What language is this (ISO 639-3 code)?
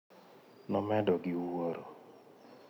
luo